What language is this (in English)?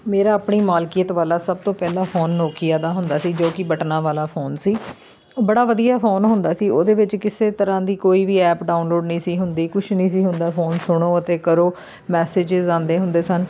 Punjabi